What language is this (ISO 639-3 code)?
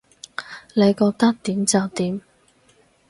yue